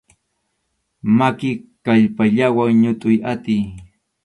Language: Arequipa-La Unión Quechua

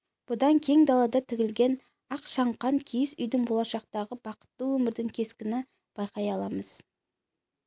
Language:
Kazakh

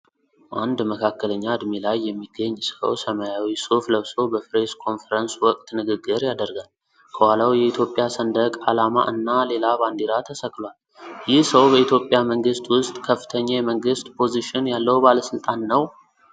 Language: Amharic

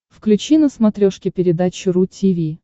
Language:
Russian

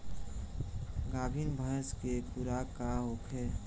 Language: Bhojpuri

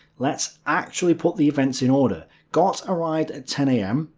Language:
English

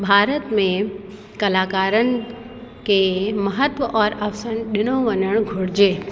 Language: Sindhi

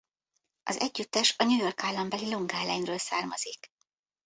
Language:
Hungarian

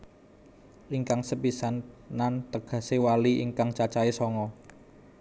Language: Javanese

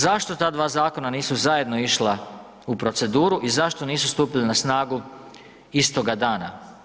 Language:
Croatian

